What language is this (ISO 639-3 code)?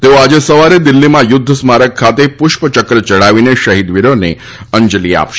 guj